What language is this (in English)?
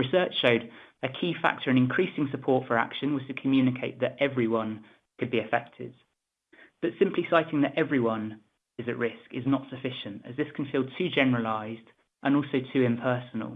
English